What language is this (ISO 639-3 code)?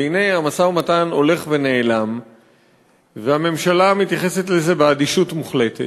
heb